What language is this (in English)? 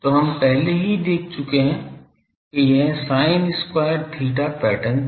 Hindi